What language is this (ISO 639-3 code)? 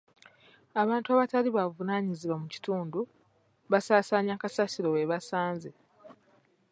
lug